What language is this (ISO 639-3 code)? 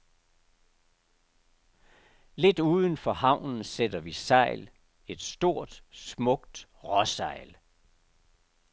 dan